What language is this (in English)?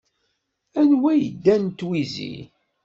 Kabyle